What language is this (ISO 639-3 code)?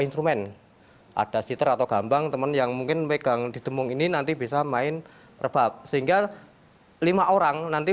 ind